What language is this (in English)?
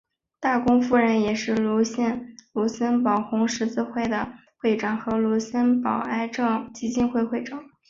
Chinese